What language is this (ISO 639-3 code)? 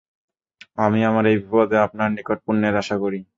ben